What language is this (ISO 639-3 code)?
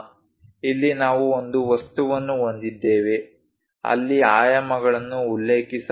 kan